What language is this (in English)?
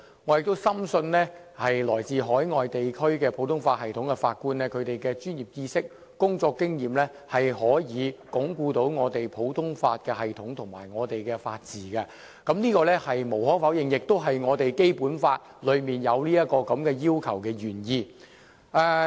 Cantonese